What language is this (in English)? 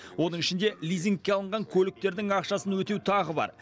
Kazakh